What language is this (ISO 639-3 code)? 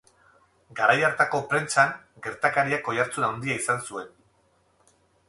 eus